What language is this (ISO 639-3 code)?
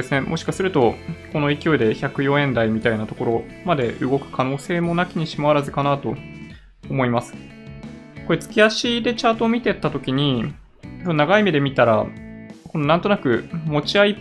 jpn